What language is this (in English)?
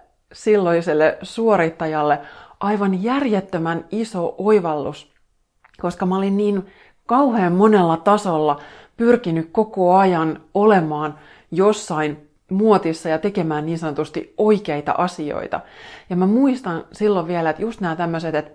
Finnish